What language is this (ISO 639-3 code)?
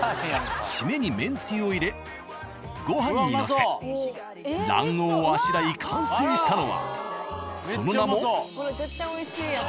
jpn